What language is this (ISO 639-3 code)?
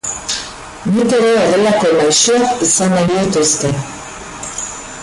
eus